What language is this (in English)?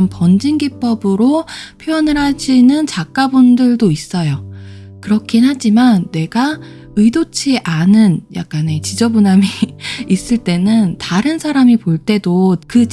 Korean